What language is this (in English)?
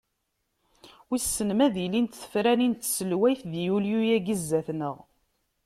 Kabyle